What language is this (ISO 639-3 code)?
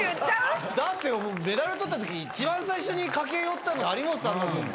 jpn